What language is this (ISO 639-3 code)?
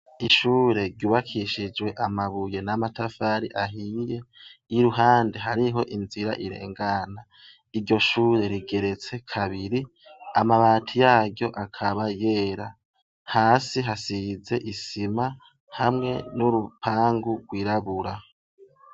run